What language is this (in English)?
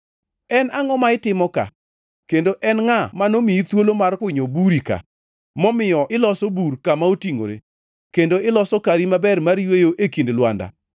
Luo (Kenya and Tanzania)